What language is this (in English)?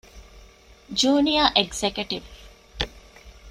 Divehi